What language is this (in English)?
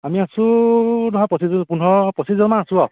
Assamese